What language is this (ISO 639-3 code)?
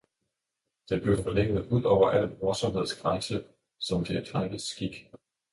dan